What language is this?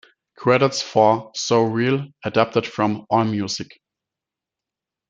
English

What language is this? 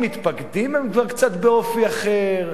Hebrew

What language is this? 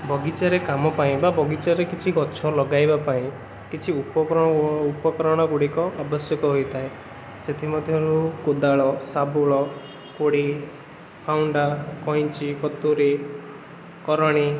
Odia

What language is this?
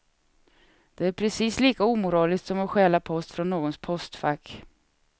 Swedish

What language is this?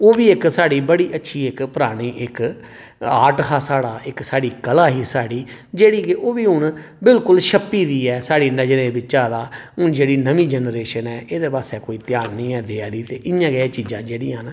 Dogri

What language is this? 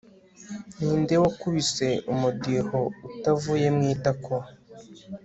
Kinyarwanda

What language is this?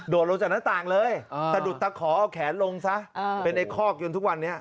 Thai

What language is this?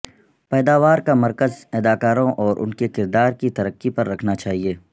Urdu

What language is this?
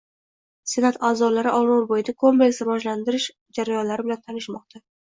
Uzbek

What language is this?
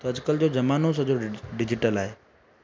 Sindhi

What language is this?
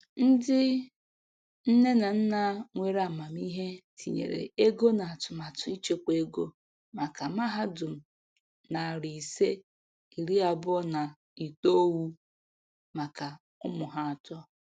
Igbo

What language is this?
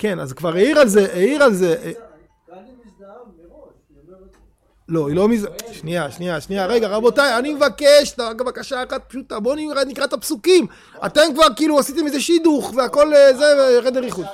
Hebrew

